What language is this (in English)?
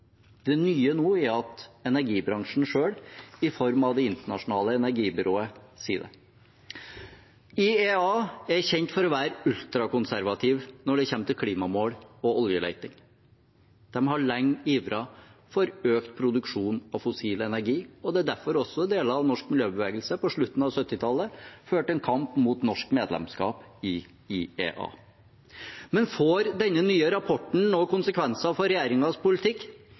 Norwegian Bokmål